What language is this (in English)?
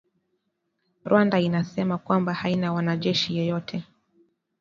Swahili